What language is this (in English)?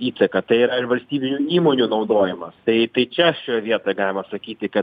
Lithuanian